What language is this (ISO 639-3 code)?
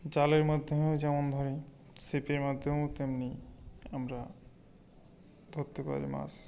ben